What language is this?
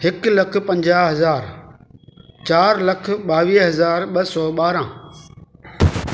Sindhi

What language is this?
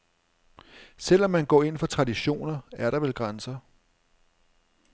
Danish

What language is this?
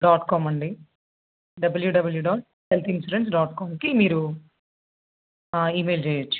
Telugu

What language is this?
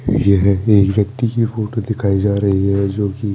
Hindi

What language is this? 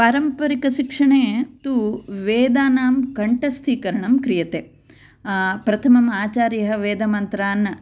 Sanskrit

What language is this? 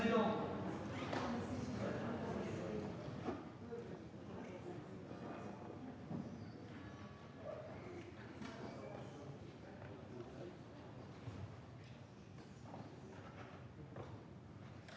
French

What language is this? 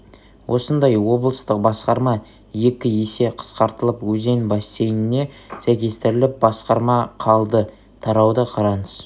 Kazakh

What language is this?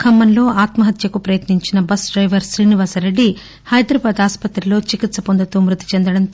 Telugu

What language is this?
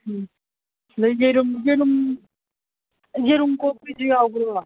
Manipuri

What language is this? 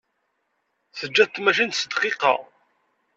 Kabyle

